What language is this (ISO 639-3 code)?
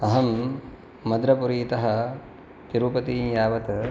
san